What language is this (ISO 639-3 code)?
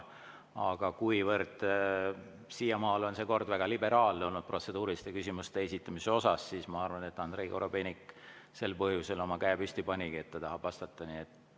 est